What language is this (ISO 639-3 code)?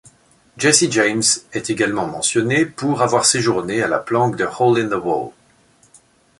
fra